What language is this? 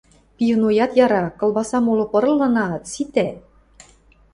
Western Mari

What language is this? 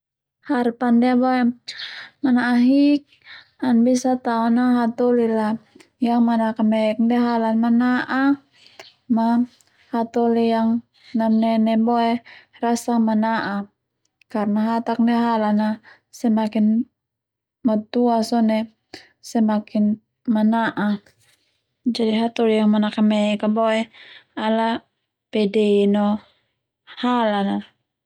Termanu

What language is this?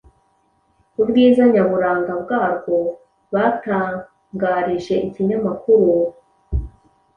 Kinyarwanda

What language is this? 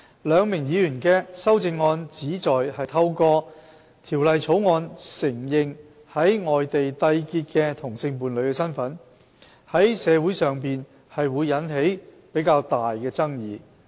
Cantonese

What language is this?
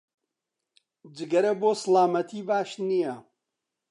Central Kurdish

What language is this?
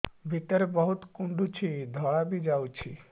Odia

